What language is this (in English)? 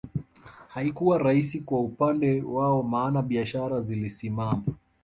Swahili